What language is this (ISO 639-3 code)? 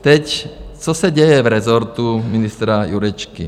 ces